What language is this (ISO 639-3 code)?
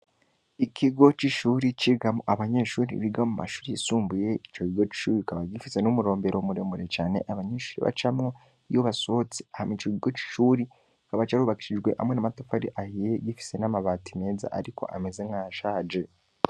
run